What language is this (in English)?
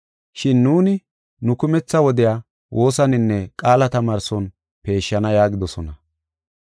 Gofa